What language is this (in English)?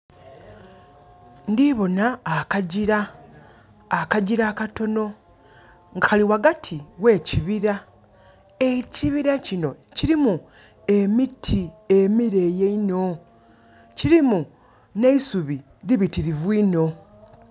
Soga